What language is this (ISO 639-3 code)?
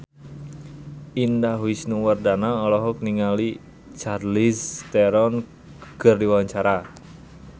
sun